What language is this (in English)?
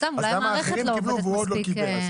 Hebrew